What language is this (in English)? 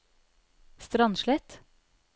Norwegian